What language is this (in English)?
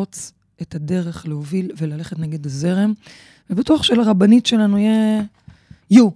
Hebrew